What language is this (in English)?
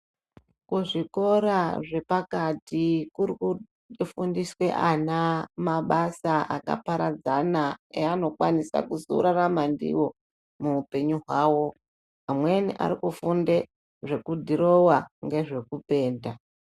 Ndau